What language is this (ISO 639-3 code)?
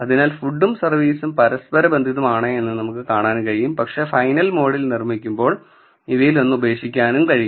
mal